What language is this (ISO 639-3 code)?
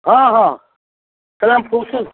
mai